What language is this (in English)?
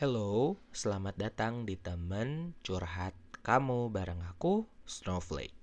Indonesian